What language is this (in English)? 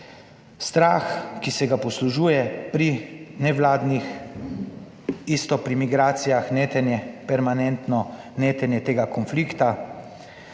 Slovenian